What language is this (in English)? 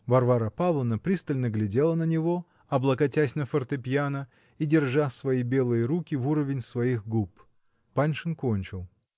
Russian